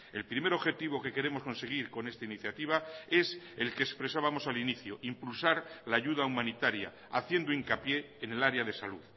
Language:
Spanish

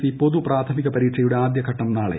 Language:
Malayalam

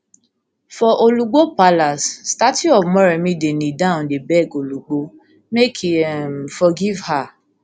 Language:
Nigerian Pidgin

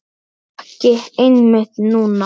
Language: Icelandic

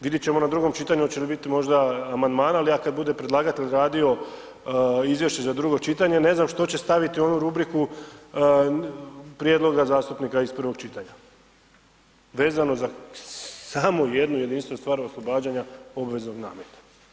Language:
Croatian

